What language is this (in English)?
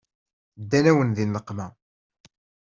Kabyle